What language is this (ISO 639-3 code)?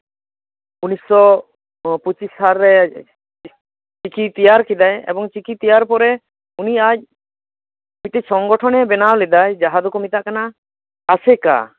sat